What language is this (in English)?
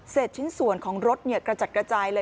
Thai